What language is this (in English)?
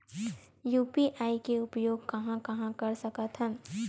Chhattisgarhi